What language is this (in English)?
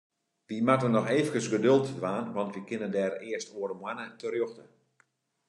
Western Frisian